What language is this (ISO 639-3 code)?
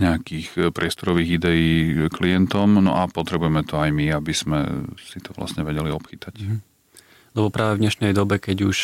slk